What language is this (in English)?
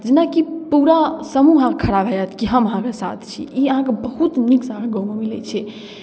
Maithili